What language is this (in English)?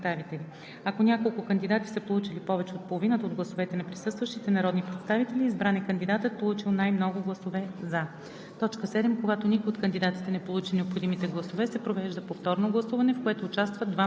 Bulgarian